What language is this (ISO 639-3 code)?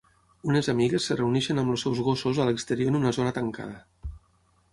cat